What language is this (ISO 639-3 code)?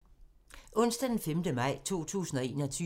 dan